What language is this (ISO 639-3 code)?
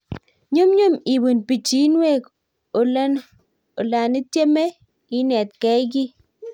kln